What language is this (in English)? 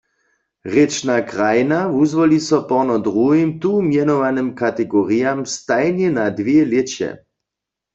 Upper Sorbian